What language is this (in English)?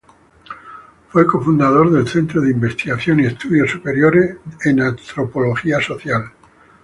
Spanish